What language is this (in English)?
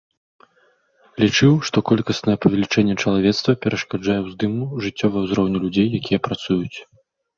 Belarusian